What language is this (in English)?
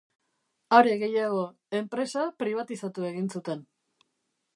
Basque